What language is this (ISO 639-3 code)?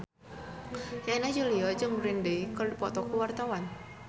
sun